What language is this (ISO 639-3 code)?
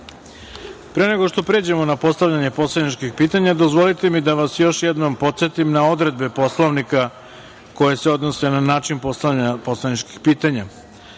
srp